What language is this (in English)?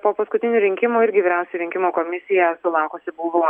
Lithuanian